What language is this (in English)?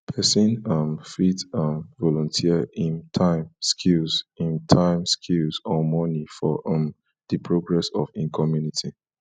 Nigerian Pidgin